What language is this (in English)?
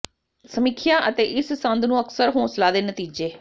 Punjabi